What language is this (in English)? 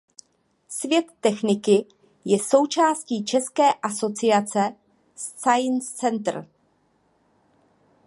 Czech